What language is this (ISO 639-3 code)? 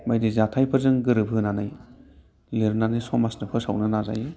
brx